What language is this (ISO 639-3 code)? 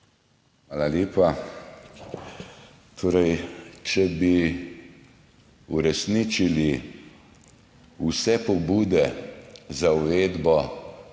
slv